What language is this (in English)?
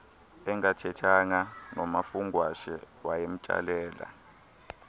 Xhosa